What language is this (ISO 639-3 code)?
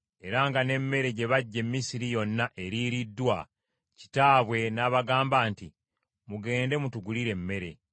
lug